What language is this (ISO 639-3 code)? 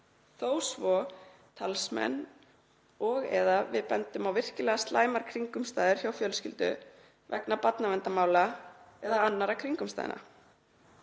isl